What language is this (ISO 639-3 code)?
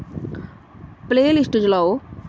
doi